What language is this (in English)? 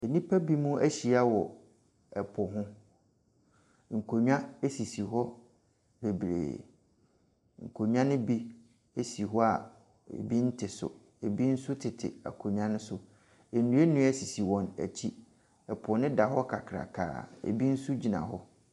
Akan